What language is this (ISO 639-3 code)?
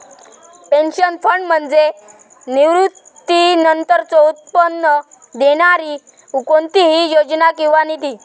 mar